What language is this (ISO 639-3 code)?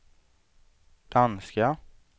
swe